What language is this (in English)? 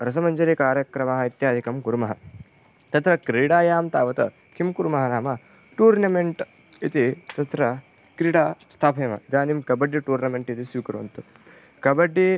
Sanskrit